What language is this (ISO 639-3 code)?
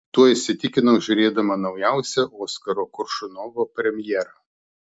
lit